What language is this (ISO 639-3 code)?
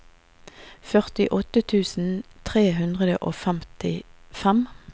nor